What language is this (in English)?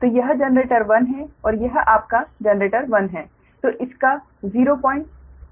Hindi